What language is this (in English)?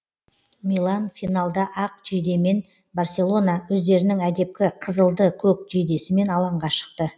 Kazakh